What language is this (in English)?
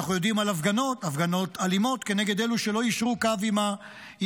Hebrew